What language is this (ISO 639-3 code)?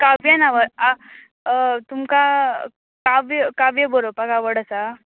kok